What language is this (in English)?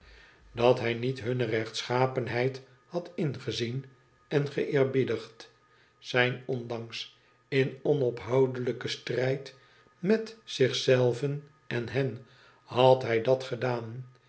Dutch